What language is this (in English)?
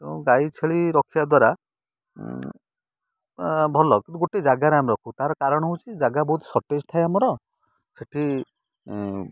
Odia